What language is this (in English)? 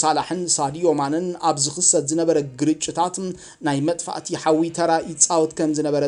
Arabic